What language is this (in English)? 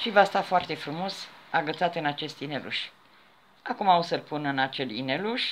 Romanian